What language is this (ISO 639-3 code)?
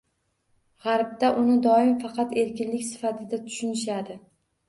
uzb